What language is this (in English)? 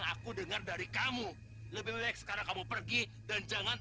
Indonesian